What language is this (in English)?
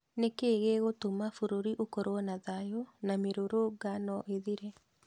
Kikuyu